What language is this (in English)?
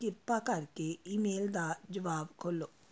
Punjabi